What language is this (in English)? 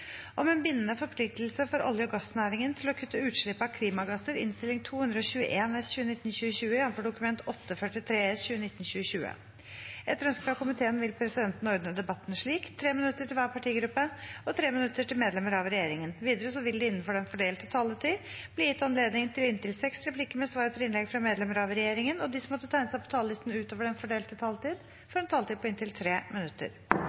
Norwegian Bokmål